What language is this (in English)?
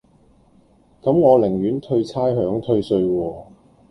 Cantonese